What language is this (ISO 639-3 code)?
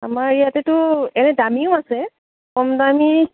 asm